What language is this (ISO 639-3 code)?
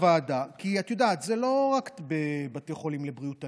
heb